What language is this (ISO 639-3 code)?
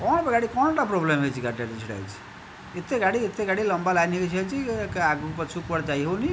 ori